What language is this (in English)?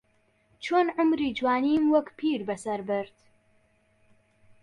Central Kurdish